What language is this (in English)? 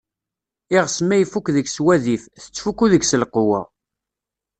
Kabyle